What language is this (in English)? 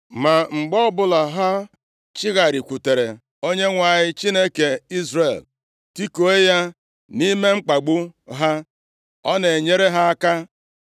Igbo